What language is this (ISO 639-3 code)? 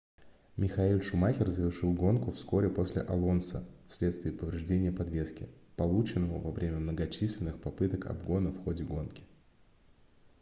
rus